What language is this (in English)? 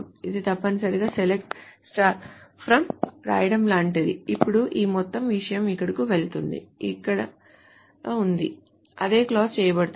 Telugu